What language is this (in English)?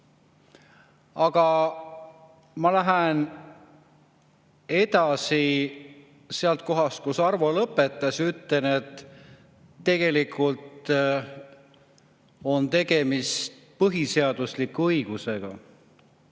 Estonian